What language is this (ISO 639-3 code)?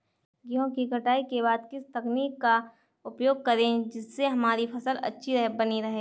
hin